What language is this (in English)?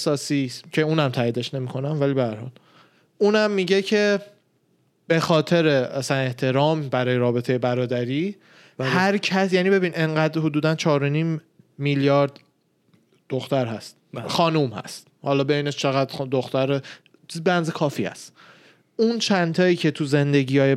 Persian